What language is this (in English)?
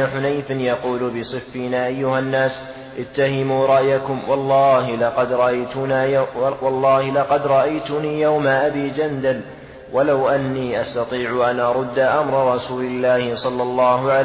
Arabic